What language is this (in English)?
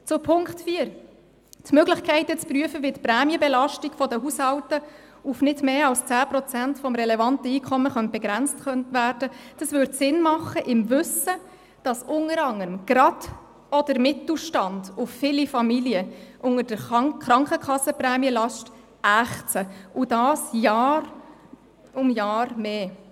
Swiss German